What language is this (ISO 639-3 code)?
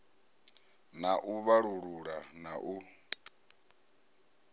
ven